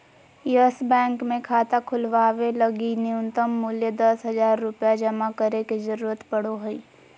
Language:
Magahi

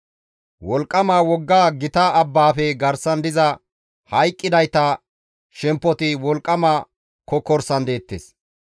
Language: Gamo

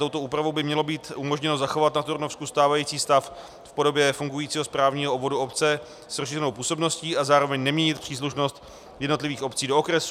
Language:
Czech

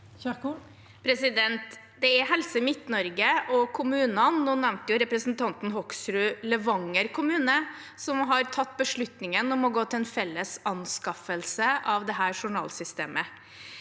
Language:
Norwegian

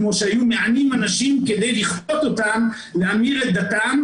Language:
Hebrew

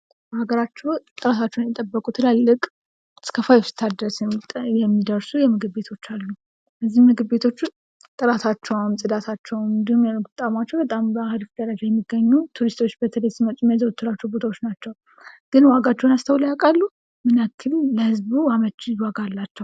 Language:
Amharic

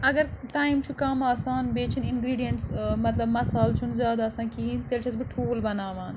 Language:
Kashmiri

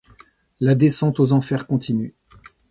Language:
French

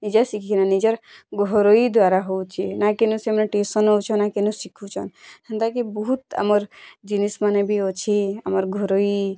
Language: Odia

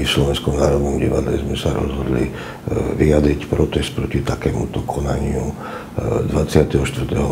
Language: Russian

